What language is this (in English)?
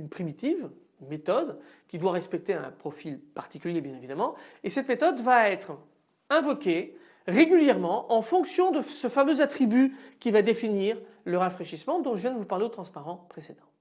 French